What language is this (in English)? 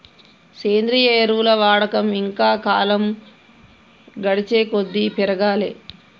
Telugu